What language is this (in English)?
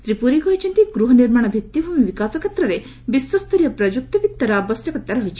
Odia